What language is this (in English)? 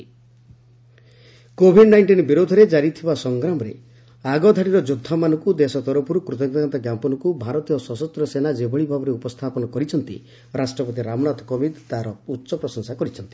Odia